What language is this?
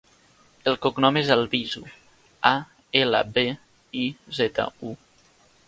Catalan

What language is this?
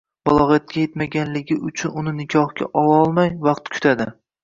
Uzbek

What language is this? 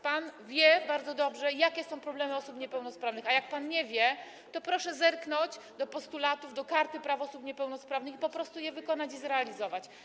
Polish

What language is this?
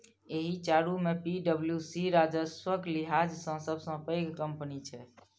Maithili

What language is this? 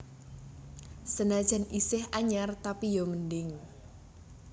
Javanese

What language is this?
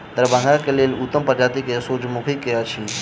Maithili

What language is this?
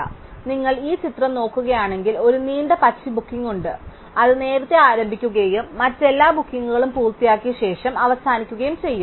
Malayalam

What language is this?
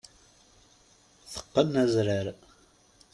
Kabyle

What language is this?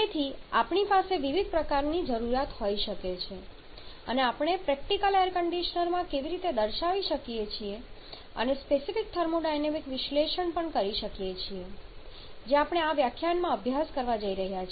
Gujarati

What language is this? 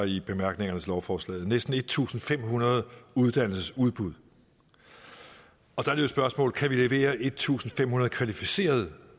Danish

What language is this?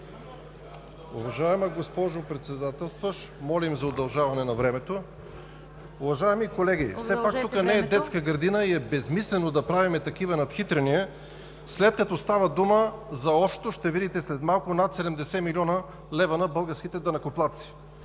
Bulgarian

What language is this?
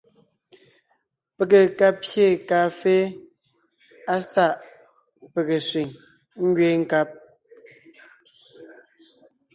Ngiemboon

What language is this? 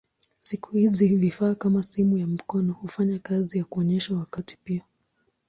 Swahili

